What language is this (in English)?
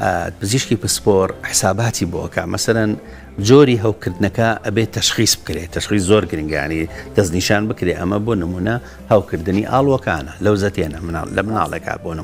Arabic